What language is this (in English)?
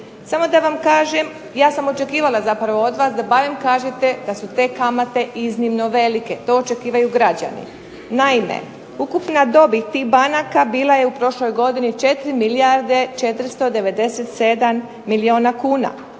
Croatian